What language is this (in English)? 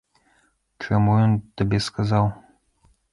Belarusian